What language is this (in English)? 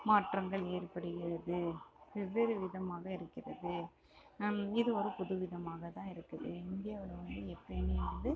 Tamil